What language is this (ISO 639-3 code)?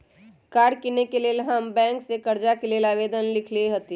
mag